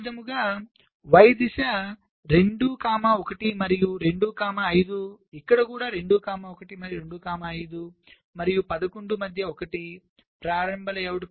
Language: Telugu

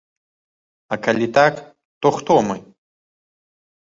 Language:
Belarusian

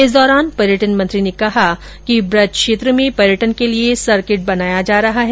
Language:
Hindi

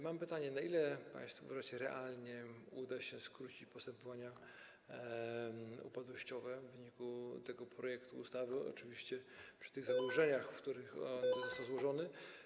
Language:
Polish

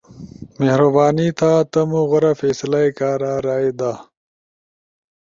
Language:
Ushojo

